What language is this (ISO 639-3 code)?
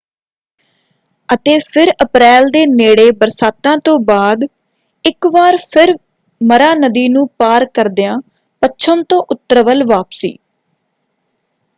pan